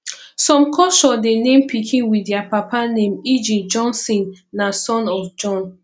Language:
Nigerian Pidgin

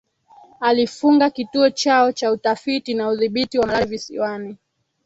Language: Swahili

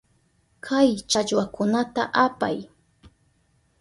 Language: Southern Pastaza Quechua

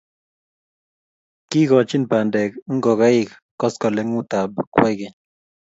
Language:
Kalenjin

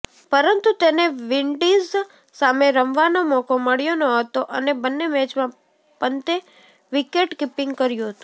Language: Gujarati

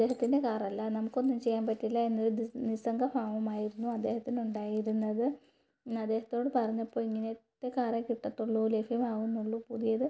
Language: Malayalam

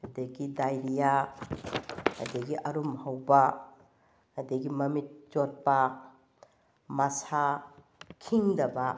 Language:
Manipuri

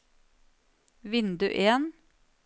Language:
Norwegian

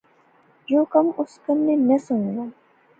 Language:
Pahari-Potwari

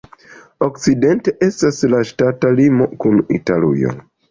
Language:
Esperanto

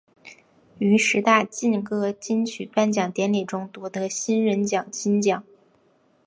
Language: Chinese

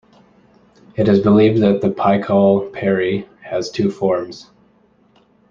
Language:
English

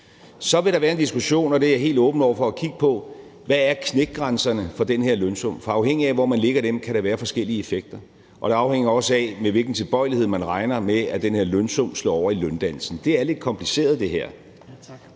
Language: Danish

